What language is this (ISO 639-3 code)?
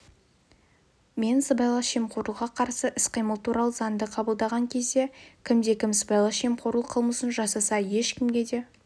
kaz